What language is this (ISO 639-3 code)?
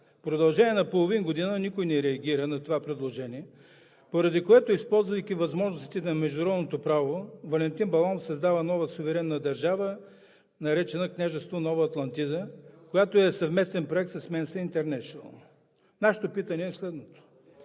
bul